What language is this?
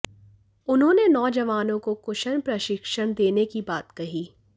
Hindi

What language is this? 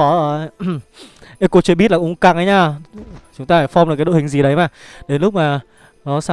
Vietnamese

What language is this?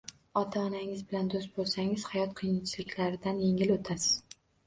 Uzbek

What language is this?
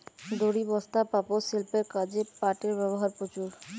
Bangla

